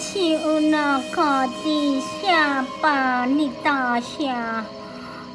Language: Vietnamese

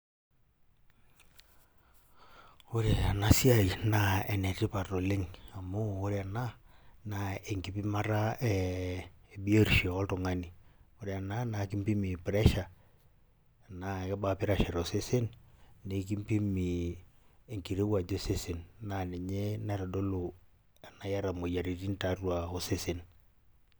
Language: Masai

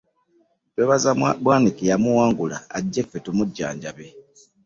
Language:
Ganda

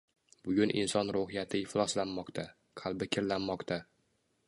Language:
Uzbek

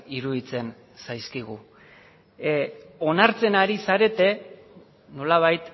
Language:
Basque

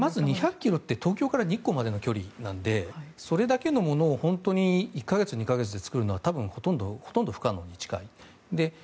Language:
Japanese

